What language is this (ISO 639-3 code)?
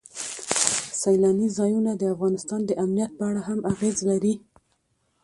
pus